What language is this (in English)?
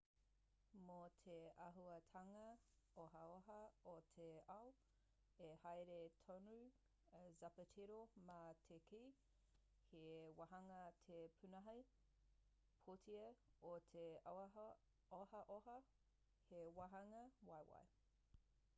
Māori